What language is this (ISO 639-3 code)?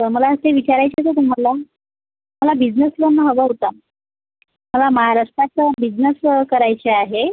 mar